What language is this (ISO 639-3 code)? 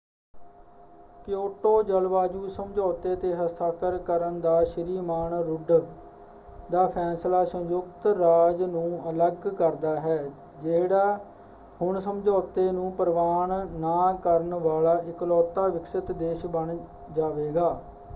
pan